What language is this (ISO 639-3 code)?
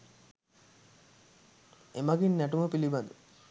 sin